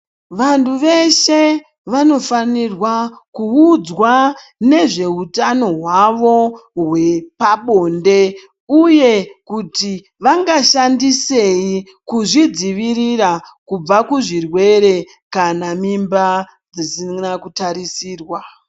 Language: Ndau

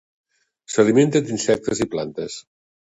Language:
Catalan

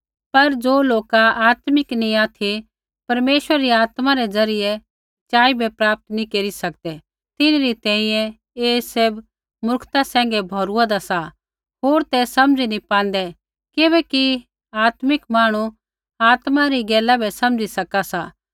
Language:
Kullu Pahari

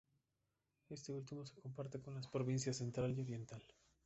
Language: Spanish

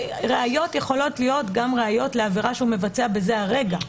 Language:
Hebrew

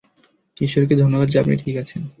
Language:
Bangla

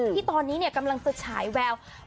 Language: Thai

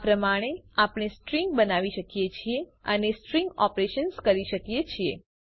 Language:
Gujarati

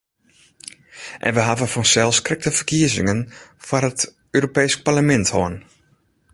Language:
Western Frisian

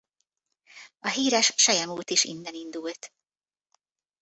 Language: Hungarian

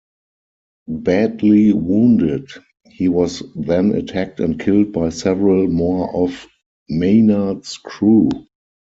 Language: English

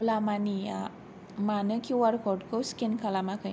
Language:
Bodo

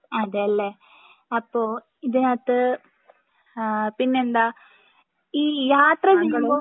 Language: Malayalam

